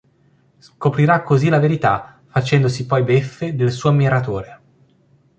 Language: Italian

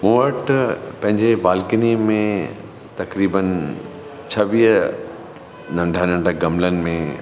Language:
Sindhi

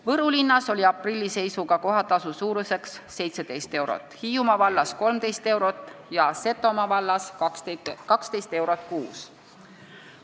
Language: Estonian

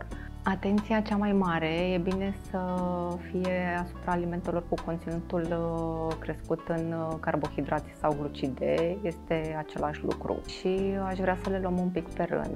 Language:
Romanian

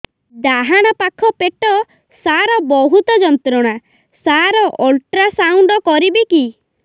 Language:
Odia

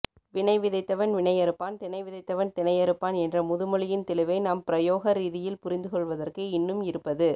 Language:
Tamil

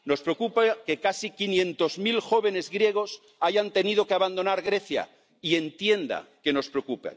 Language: Spanish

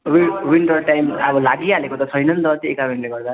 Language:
Nepali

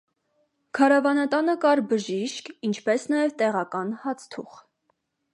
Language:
Armenian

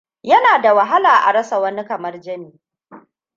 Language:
Hausa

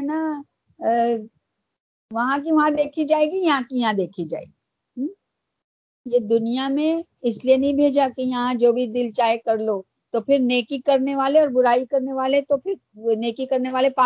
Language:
Urdu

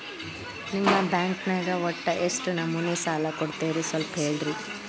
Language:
Kannada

